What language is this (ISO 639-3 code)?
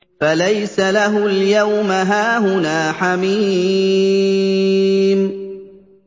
ara